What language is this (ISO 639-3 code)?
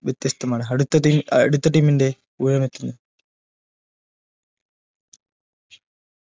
mal